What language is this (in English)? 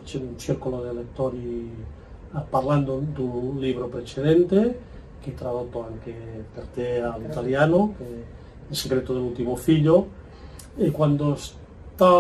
Italian